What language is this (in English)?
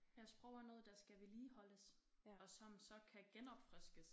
Danish